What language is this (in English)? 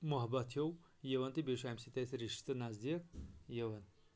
Kashmiri